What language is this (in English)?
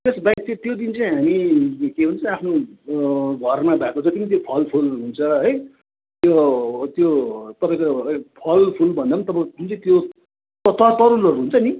Nepali